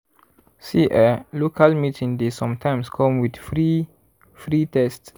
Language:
Nigerian Pidgin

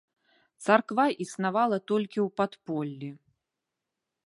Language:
Belarusian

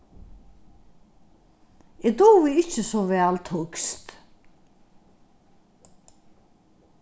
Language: Faroese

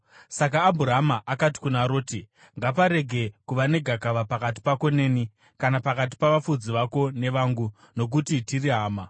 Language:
Shona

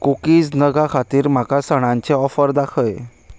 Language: Konkani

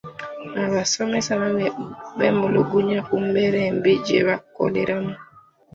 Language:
Ganda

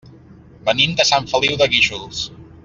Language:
Catalan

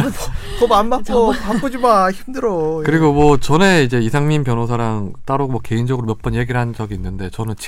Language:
Korean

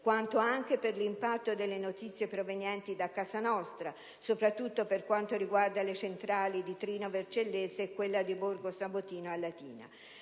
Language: Italian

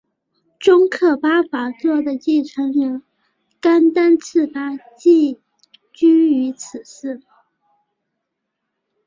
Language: Chinese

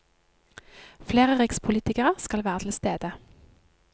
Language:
Norwegian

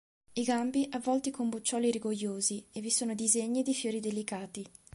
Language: Italian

